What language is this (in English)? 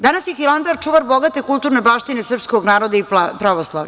Serbian